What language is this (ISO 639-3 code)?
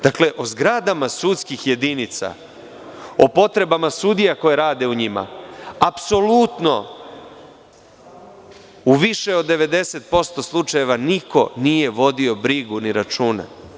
srp